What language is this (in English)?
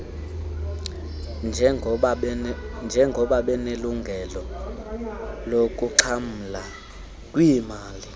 Xhosa